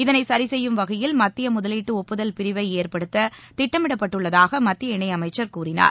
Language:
Tamil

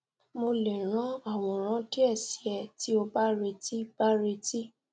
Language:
Yoruba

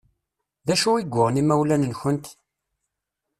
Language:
Kabyle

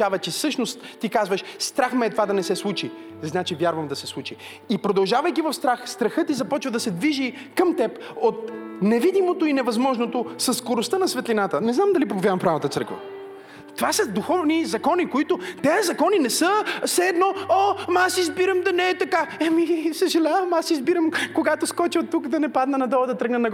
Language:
Bulgarian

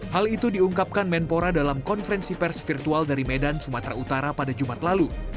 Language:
Indonesian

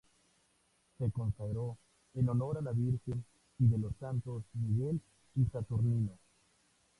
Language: Spanish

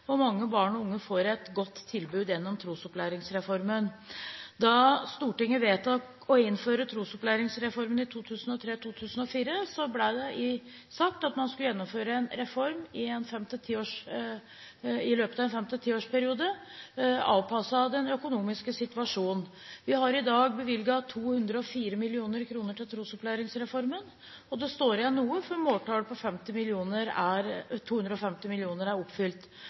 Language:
Norwegian Bokmål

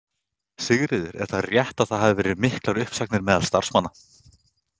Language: Icelandic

